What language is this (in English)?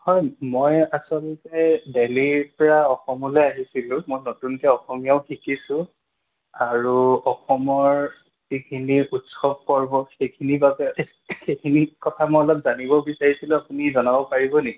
Assamese